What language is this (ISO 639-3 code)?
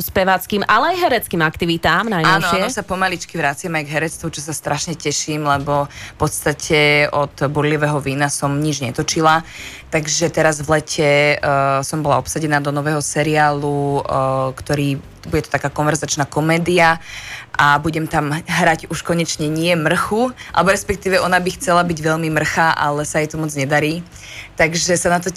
slk